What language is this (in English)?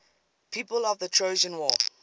English